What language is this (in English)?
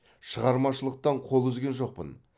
Kazakh